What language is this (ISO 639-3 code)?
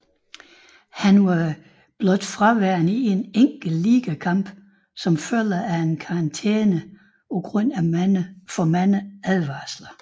dan